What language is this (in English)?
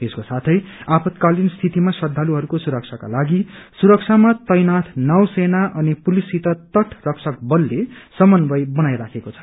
Nepali